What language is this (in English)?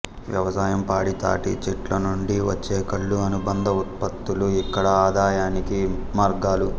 Telugu